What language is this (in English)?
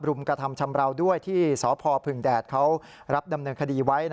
Thai